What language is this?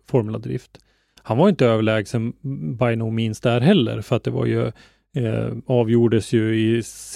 Swedish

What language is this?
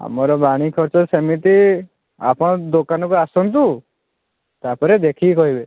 Odia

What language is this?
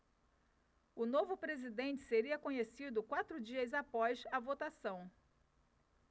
Portuguese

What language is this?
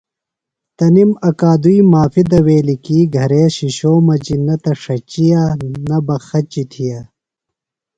Phalura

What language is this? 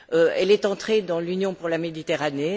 French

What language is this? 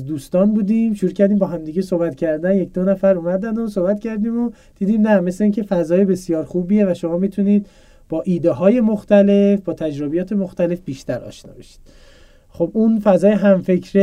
Persian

